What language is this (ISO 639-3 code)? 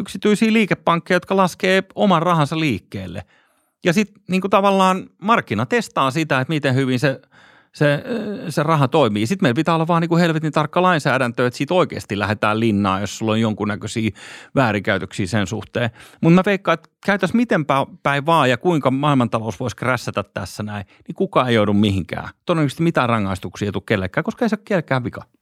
fin